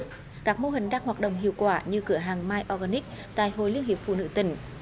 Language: Vietnamese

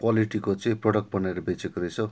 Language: Nepali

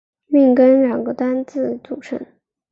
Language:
Chinese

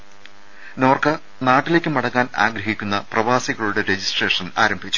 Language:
Malayalam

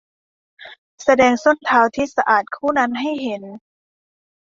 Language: Thai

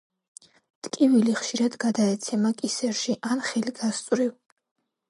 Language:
Georgian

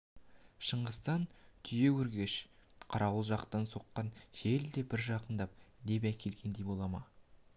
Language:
Kazakh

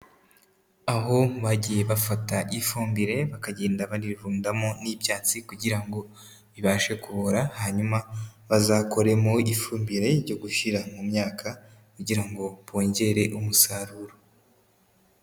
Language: Kinyarwanda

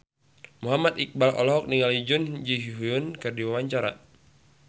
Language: Sundanese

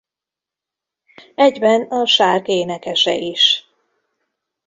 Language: Hungarian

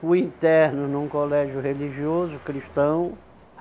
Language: Portuguese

